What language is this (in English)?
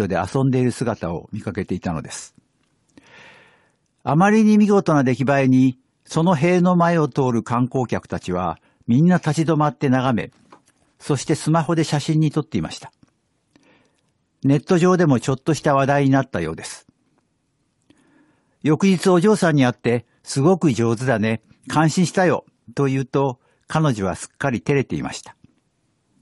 Japanese